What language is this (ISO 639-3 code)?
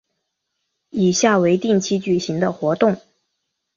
zho